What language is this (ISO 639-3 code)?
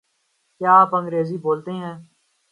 urd